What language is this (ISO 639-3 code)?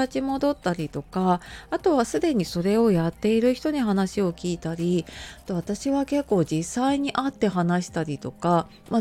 jpn